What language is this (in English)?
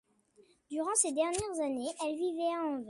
French